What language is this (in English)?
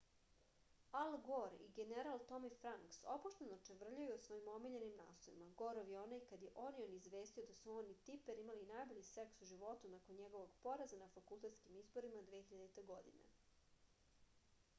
Serbian